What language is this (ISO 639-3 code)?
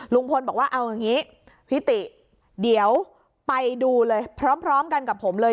tha